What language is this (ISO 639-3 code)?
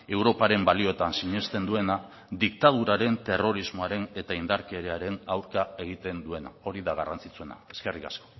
eus